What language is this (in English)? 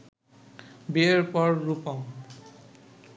Bangla